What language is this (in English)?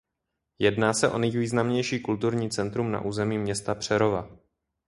Czech